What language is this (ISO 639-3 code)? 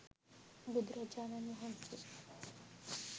sin